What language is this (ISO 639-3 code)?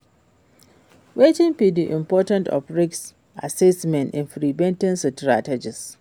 pcm